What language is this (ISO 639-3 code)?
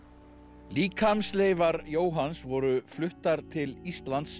isl